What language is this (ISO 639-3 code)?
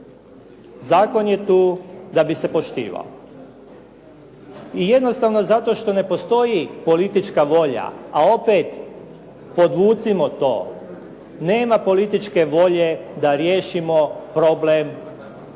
hrv